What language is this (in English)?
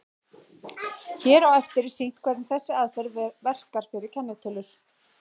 Icelandic